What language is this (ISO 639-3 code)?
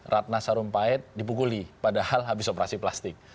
ind